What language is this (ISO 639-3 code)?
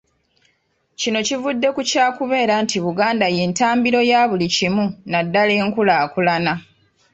lug